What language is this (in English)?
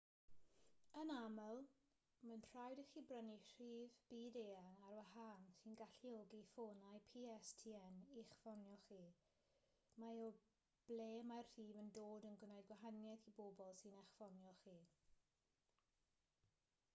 Welsh